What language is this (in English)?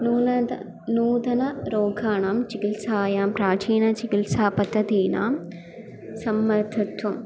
Sanskrit